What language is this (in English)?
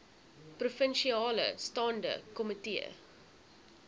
Afrikaans